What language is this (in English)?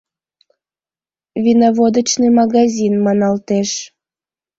Mari